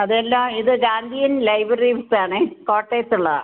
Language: Malayalam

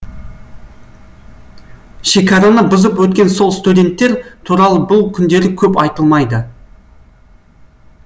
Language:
Kazakh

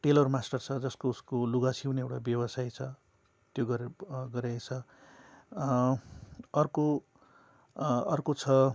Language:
Nepali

